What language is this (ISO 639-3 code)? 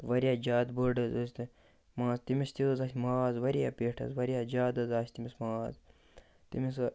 kas